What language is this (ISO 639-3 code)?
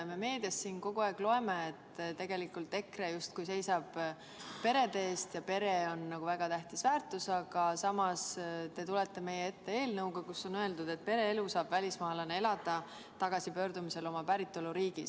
est